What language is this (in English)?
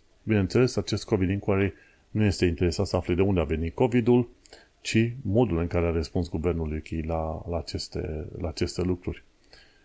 Romanian